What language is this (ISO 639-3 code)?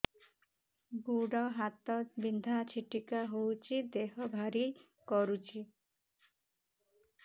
ori